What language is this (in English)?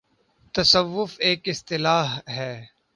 Urdu